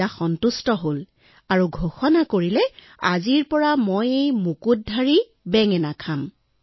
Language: Assamese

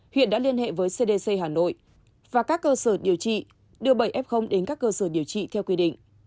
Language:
Vietnamese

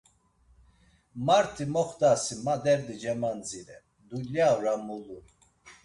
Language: Laz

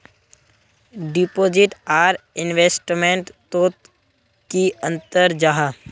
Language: Magahi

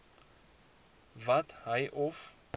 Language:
Afrikaans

